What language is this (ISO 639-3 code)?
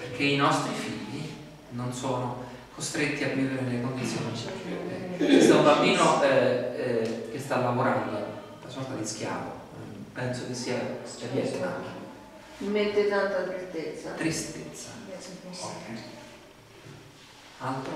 ita